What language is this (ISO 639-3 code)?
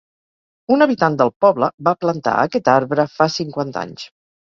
cat